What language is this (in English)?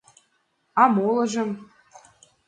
Mari